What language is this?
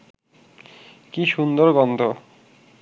Bangla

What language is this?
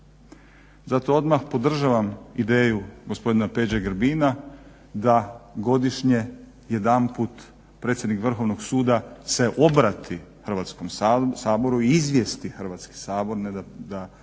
Croatian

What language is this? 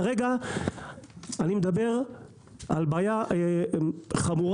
Hebrew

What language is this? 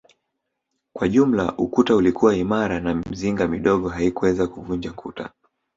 Swahili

